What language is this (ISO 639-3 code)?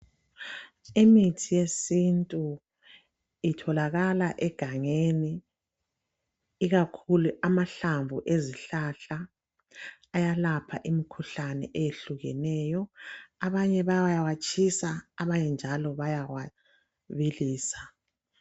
nde